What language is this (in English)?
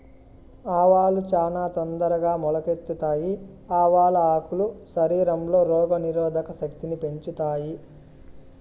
Telugu